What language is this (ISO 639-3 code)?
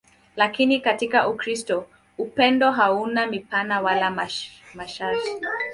swa